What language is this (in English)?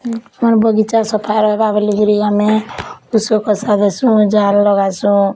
Odia